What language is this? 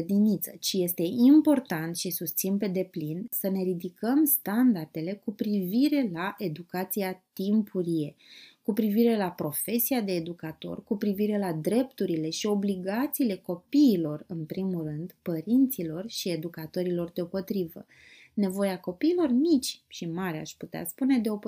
Romanian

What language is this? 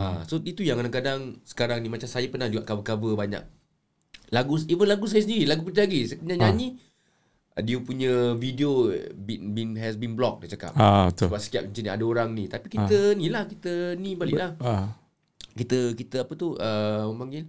Malay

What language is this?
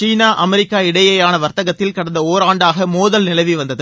Tamil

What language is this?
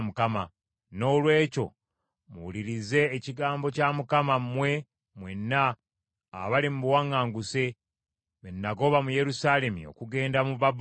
Ganda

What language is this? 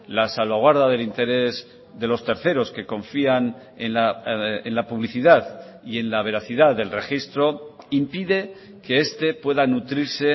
Spanish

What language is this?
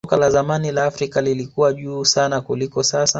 Swahili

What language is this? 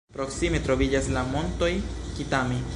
Esperanto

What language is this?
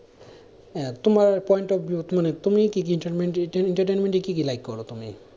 Bangla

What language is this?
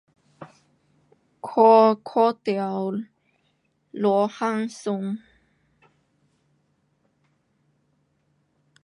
Pu-Xian Chinese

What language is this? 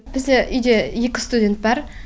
Kazakh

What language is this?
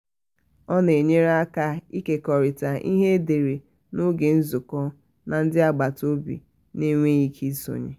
Igbo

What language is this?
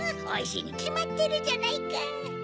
Japanese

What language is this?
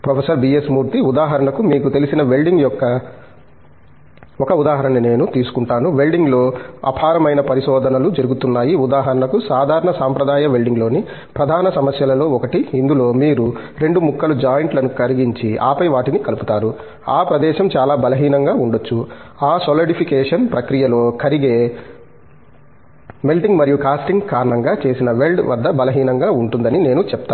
Telugu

